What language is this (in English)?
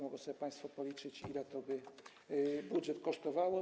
Polish